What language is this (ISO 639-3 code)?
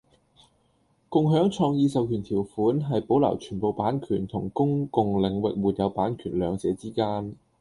yue